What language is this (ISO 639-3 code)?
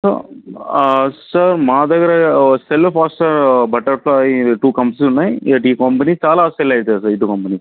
tel